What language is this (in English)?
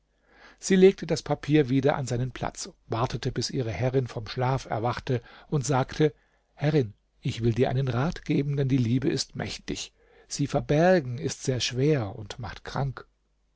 German